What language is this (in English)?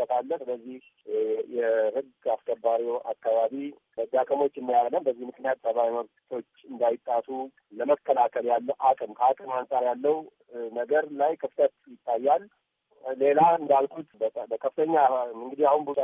Amharic